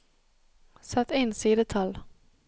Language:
Norwegian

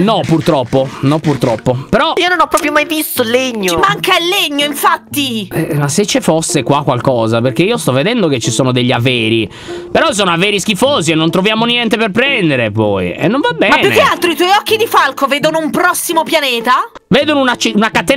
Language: Italian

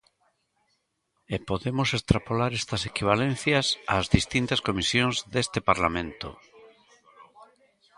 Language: Galician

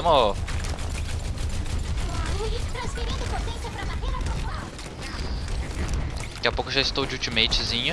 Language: Portuguese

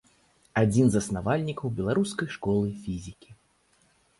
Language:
Belarusian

